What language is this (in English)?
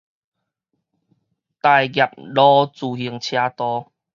Min Nan Chinese